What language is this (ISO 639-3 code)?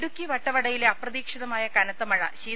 mal